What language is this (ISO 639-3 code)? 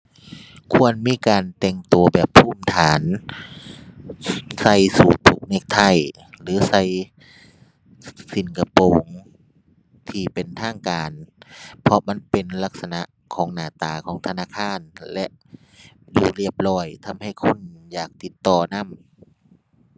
tha